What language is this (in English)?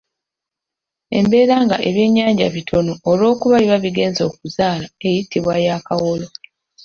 Ganda